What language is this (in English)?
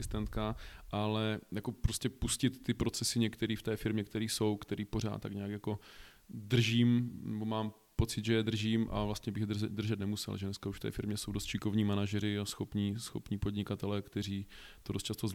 Czech